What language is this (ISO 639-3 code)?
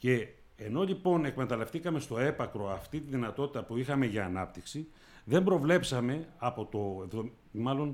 ell